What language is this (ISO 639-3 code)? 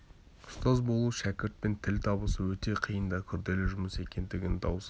kaz